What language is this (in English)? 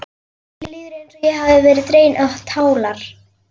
Icelandic